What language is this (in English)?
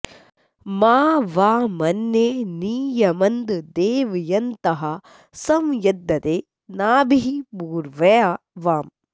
Sanskrit